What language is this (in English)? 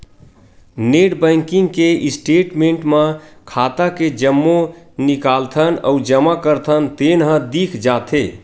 Chhattisgarhi